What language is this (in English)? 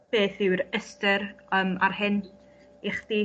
Welsh